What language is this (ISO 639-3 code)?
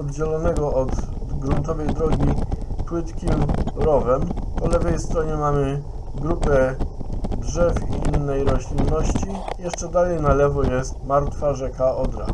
pol